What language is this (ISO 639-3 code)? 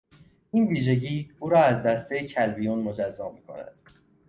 fas